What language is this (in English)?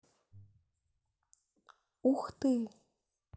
Russian